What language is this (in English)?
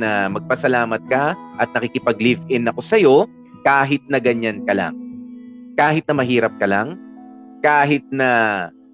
Filipino